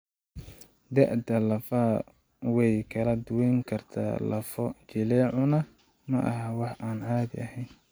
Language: Somali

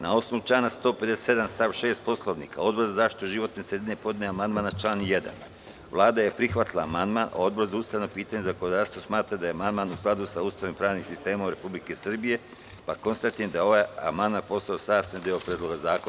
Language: Serbian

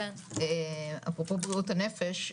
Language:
Hebrew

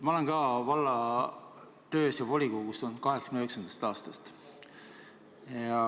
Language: Estonian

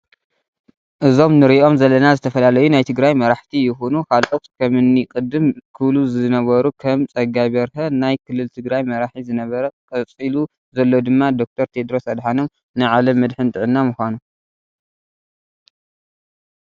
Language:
Tigrinya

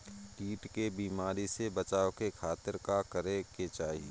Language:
Bhojpuri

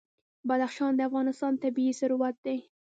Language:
Pashto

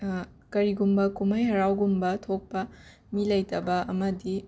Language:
Manipuri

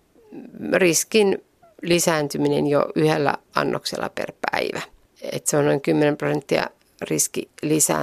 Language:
Finnish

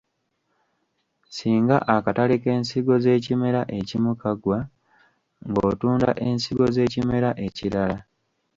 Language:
Ganda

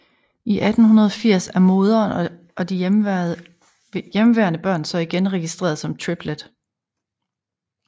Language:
Danish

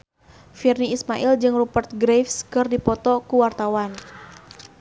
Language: Sundanese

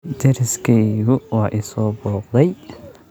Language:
Somali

